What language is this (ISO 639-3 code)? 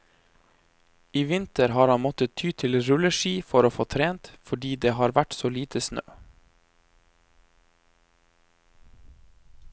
nor